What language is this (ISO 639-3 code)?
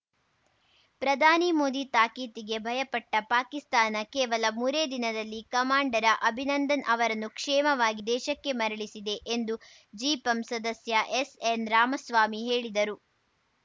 kan